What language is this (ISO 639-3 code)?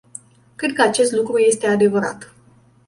ron